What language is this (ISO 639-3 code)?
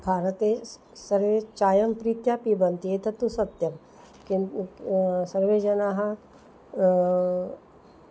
san